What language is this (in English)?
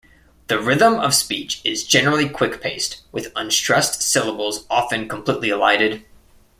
English